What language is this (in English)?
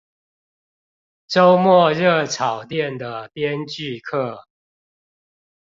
Chinese